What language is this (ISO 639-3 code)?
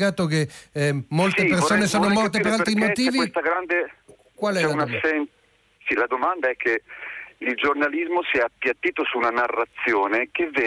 ita